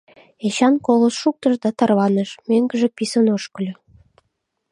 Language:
Mari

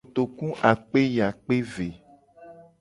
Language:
Gen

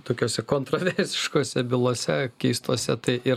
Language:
Lithuanian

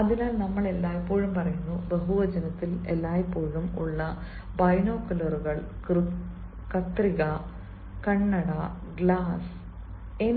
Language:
Malayalam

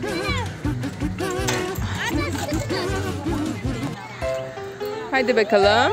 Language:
Turkish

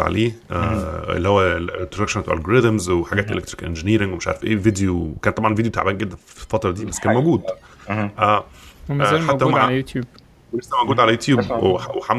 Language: Arabic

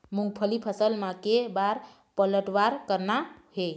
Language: Chhattisgarhi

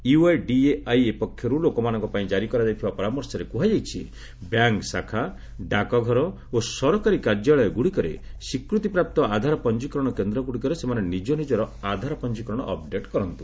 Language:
Odia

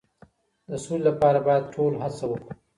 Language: Pashto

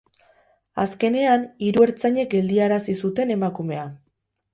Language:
Basque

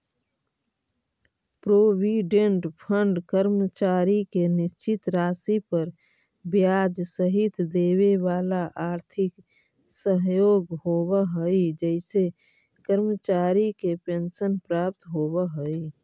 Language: Magahi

